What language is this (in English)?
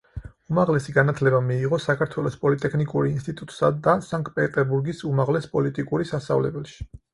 Georgian